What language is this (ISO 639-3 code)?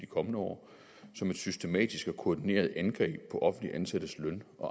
dan